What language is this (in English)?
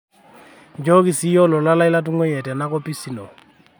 Masai